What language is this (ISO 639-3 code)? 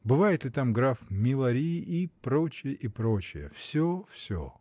rus